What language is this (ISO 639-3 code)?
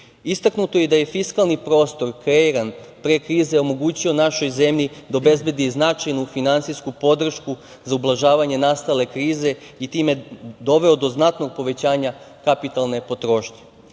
srp